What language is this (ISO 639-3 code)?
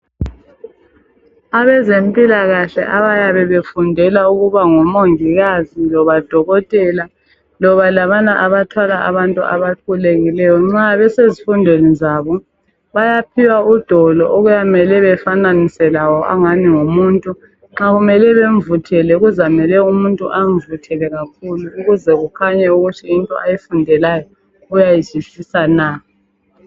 nde